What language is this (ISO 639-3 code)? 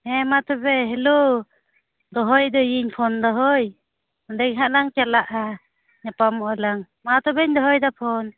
sat